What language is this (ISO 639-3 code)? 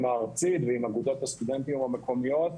heb